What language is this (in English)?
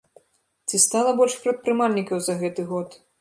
Belarusian